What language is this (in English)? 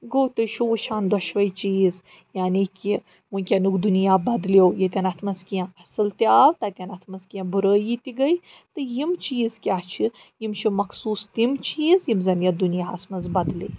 Kashmiri